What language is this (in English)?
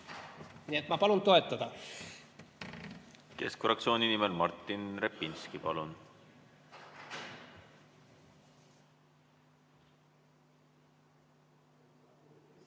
Estonian